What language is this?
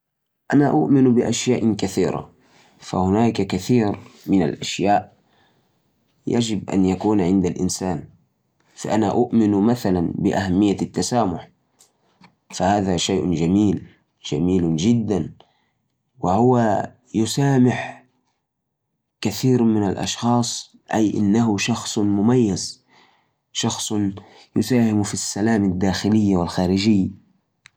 Najdi Arabic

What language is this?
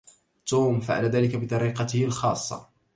Arabic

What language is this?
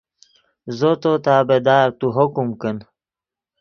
Yidgha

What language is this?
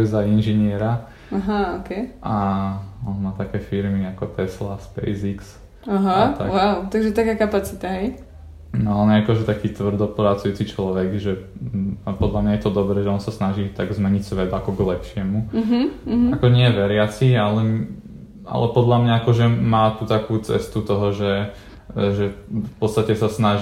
Slovak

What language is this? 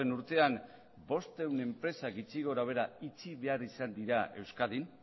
Basque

